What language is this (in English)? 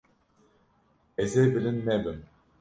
Kurdish